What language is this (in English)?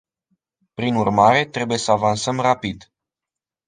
Romanian